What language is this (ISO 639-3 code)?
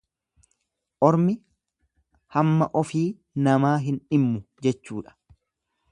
orm